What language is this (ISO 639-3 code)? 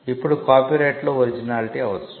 tel